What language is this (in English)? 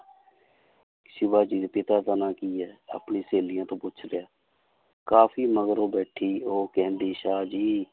Punjabi